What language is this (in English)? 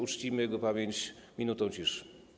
Polish